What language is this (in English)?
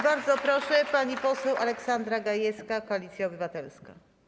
Polish